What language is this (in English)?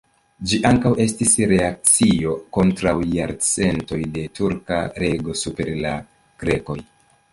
Esperanto